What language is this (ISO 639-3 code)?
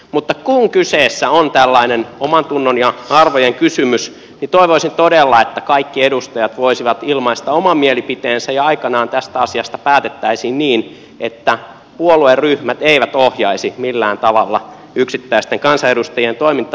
fin